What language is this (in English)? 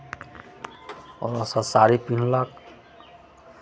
Maithili